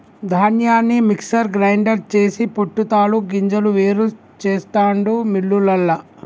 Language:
Telugu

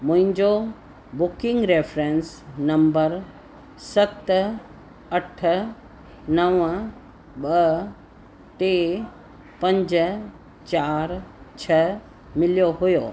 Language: Sindhi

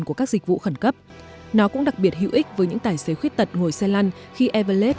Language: Vietnamese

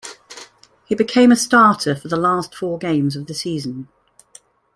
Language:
English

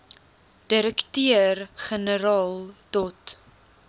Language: Afrikaans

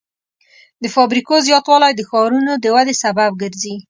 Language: Pashto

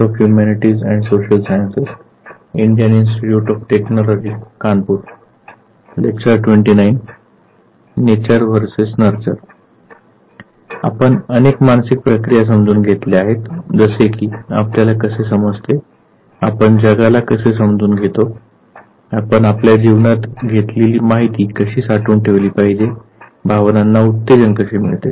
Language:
Marathi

